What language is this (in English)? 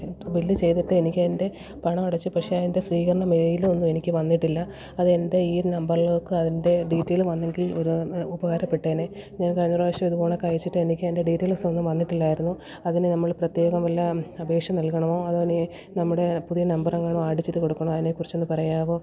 Malayalam